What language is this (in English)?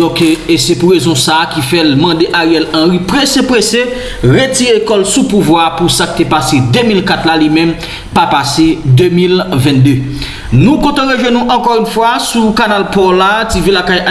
French